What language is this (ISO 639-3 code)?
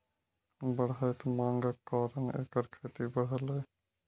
mai